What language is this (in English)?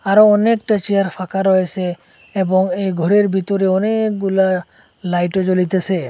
Bangla